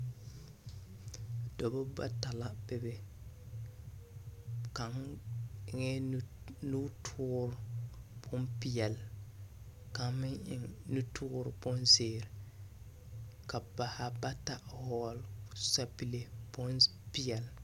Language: Southern Dagaare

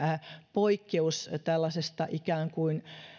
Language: Finnish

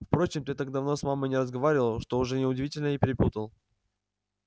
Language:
Russian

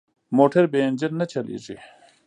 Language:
Pashto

